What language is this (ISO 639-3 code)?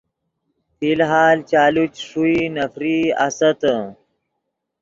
ydg